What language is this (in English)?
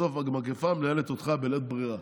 Hebrew